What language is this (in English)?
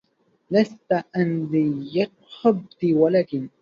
Arabic